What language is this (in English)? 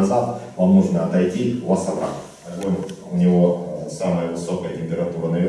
Russian